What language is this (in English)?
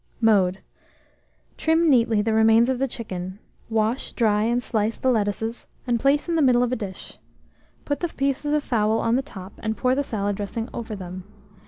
English